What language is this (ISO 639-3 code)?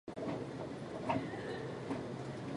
jpn